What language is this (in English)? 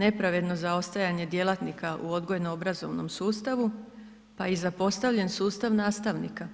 Croatian